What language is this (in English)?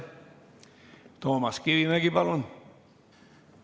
Estonian